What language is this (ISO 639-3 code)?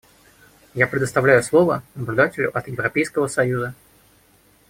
rus